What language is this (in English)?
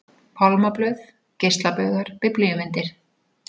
Icelandic